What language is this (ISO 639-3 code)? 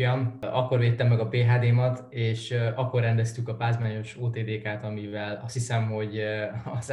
hun